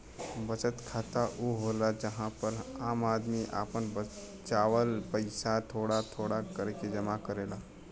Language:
Bhojpuri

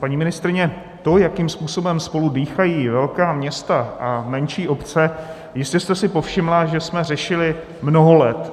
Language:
Czech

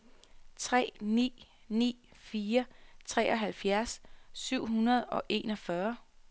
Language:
Danish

